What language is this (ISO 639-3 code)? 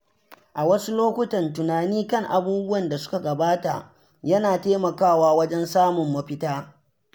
hau